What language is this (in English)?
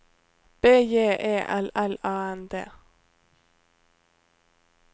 Norwegian